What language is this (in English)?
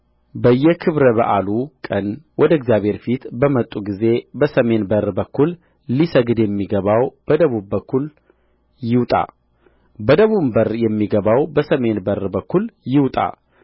Amharic